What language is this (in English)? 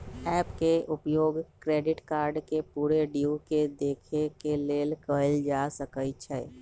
Magahi